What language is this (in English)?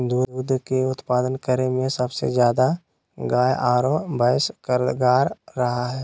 Magahi